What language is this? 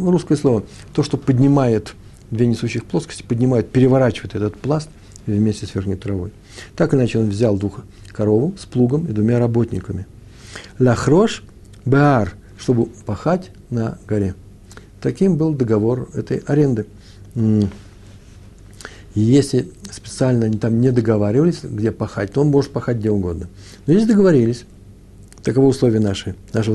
Russian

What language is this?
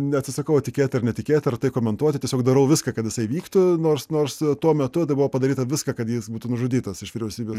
Lithuanian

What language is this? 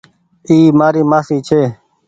Goaria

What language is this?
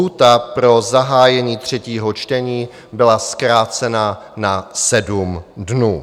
Czech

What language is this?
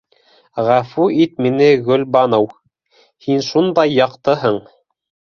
Bashkir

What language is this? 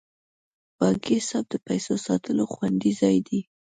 Pashto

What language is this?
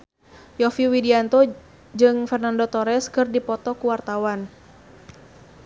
Sundanese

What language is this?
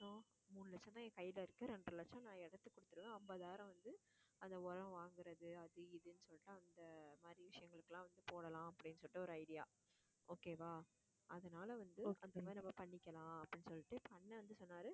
Tamil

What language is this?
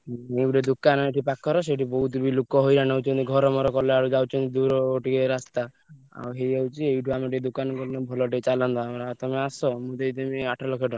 Odia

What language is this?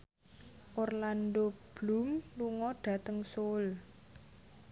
Javanese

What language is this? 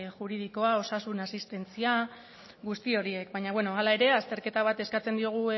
Basque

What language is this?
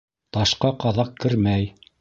Bashkir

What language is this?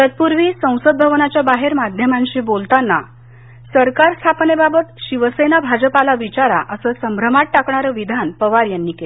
Marathi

